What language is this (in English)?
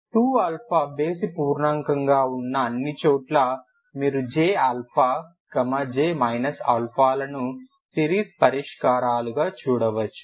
Telugu